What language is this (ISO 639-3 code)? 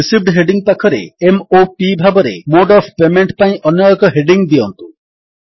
ori